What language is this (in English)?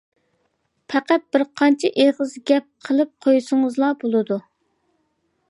Uyghur